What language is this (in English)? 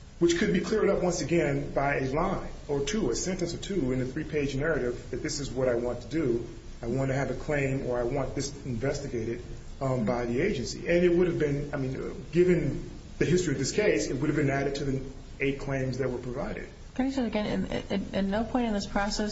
English